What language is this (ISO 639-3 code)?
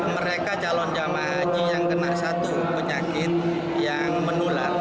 ind